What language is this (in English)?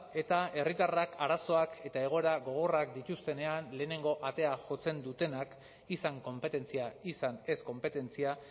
Basque